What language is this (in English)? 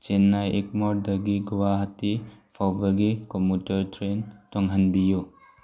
Manipuri